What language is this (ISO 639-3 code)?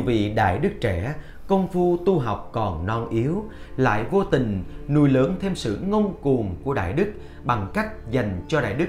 vie